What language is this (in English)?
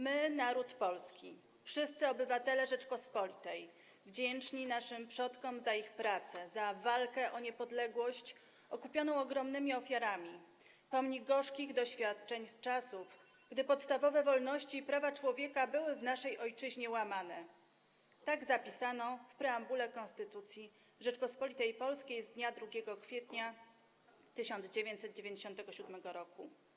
Polish